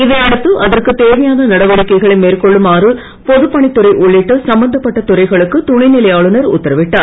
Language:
Tamil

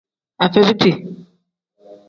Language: Tem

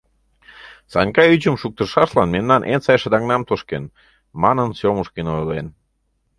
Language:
Mari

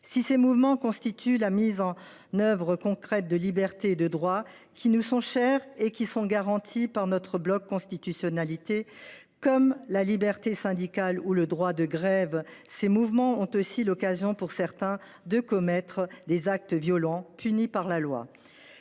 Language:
French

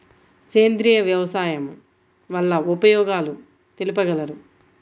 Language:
Telugu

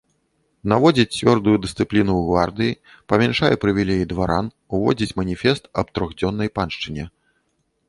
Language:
Belarusian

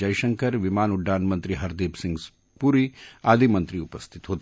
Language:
Marathi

